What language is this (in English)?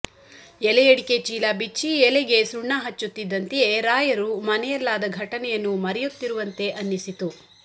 Kannada